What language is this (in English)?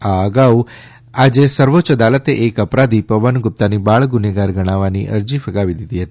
Gujarati